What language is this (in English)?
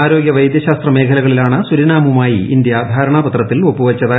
Malayalam